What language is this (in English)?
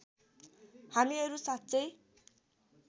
Nepali